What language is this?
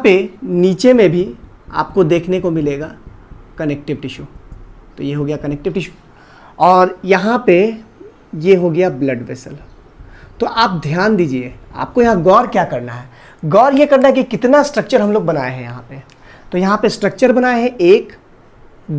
Hindi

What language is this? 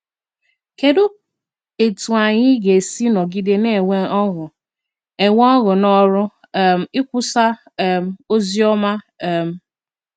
Igbo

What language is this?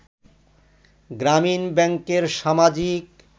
Bangla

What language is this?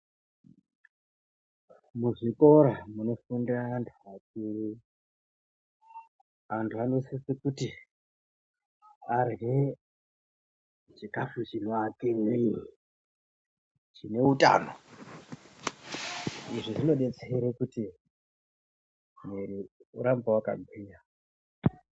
Ndau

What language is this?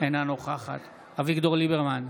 Hebrew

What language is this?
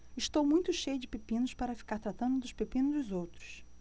Portuguese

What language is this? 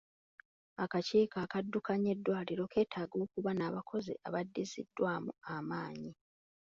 Ganda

